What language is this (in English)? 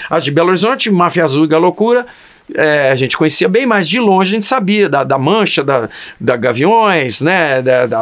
Portuguese